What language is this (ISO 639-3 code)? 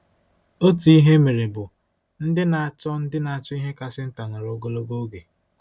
ibo